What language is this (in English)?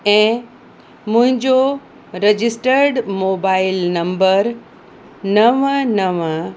Sindhi